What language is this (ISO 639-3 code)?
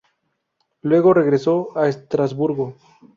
spa